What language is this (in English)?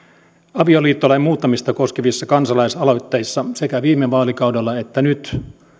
Finnish